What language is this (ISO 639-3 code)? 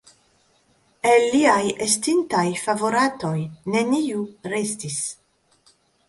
epo